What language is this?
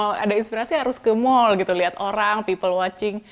Indonesian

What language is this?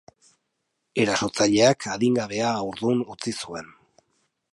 Basque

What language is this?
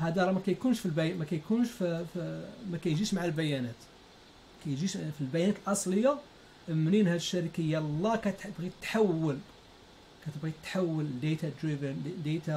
Arabic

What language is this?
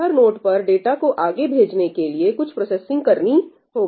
Hindi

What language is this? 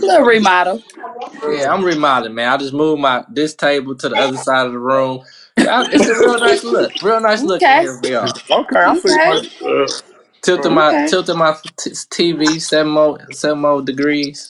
English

